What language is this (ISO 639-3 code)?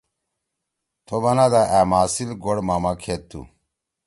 trw